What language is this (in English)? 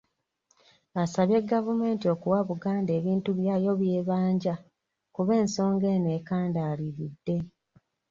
Ganda